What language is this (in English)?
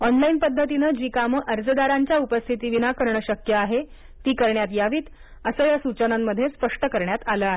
Marathi